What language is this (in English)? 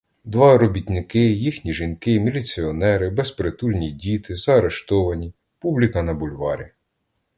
Ukrainian